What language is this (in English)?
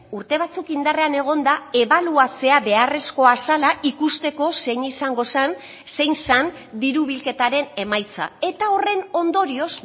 Basque